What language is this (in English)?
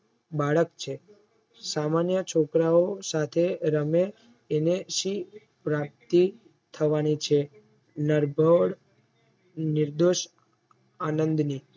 Gujarati